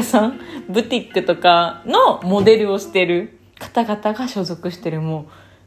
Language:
Japanese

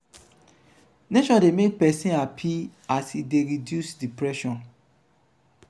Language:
Nigerian Pidgin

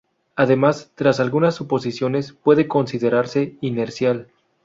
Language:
Spanish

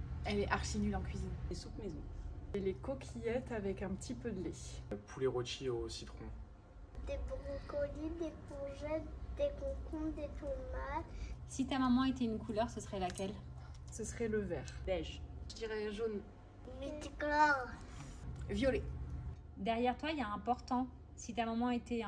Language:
French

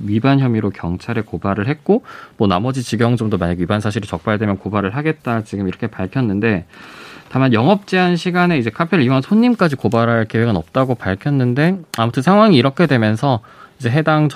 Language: Korean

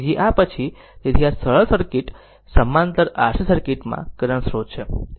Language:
Gujarati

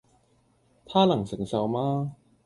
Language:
Cantonese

